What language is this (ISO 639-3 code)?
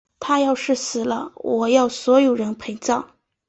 zho